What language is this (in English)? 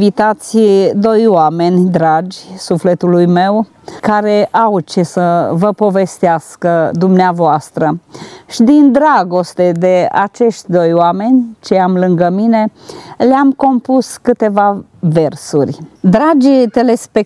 Romanian